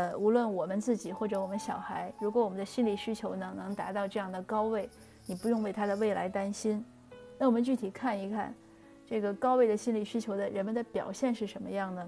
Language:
Chinese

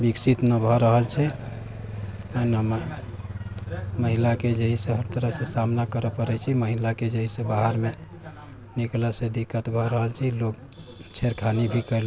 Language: Maithili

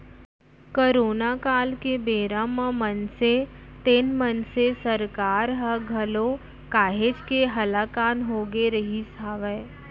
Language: Chhattisgarhi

